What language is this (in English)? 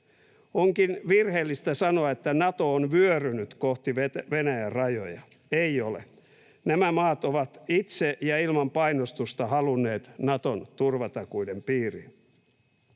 Finnish